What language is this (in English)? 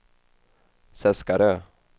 Swedish